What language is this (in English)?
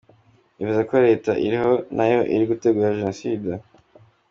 Kinyarwanda